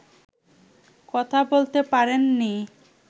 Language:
Bangla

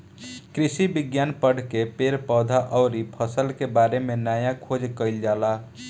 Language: Bhojpuri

